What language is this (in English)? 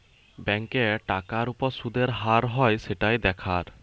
Bangla